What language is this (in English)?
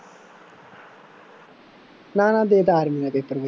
Punjabi